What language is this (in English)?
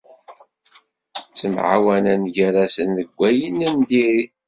Kabyle